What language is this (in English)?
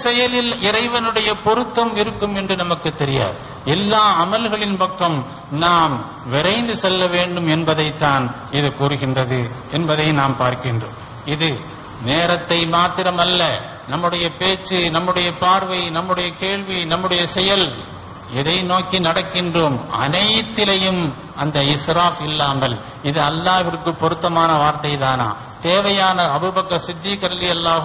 Arabic